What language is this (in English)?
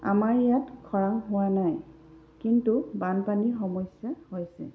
Assamese